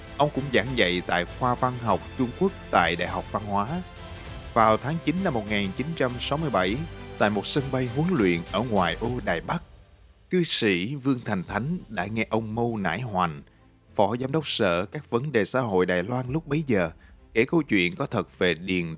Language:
Vietnamese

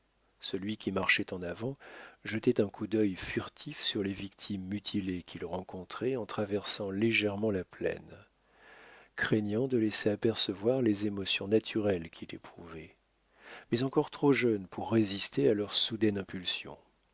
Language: French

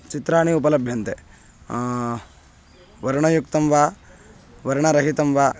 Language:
Sanskrit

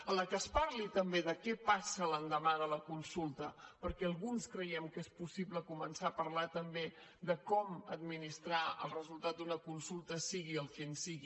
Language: Catalan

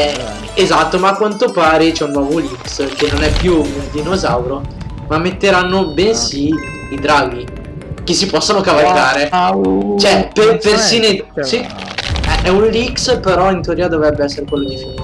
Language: Italian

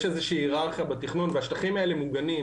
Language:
Hebrew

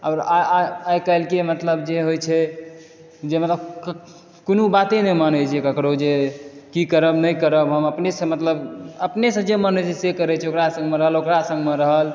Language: Maithili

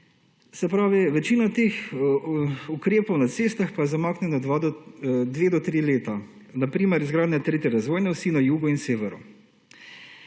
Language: Slovenian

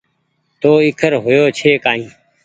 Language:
Goaria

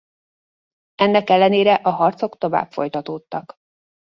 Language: Hungarian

